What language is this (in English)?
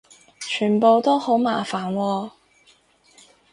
Cantonese